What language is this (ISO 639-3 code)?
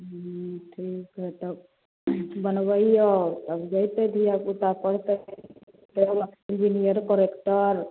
mai